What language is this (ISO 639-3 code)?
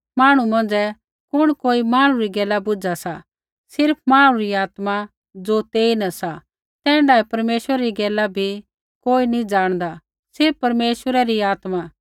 kfx